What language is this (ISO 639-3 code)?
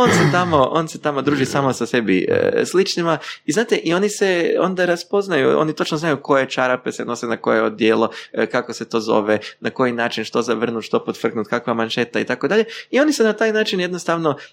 hrv